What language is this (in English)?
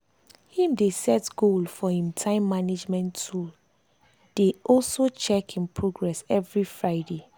Nigerian Pidgin